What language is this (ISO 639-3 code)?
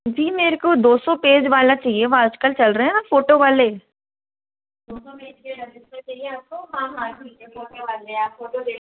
hin